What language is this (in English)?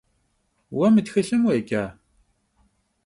Kabardian